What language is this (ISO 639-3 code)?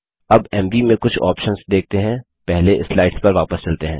hin